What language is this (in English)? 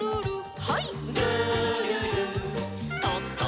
Japanese